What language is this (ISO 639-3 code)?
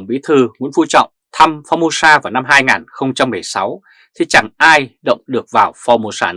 vie